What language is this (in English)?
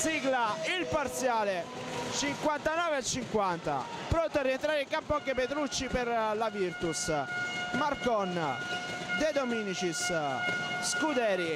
Italian